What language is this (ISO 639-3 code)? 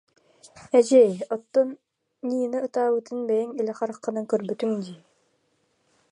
sah